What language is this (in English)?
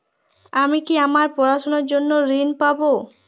Bangla